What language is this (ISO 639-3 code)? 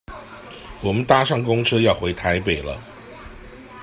zho